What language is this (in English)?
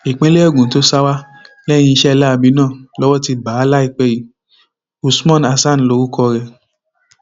Yoruba